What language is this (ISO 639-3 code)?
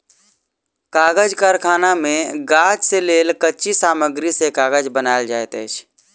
mai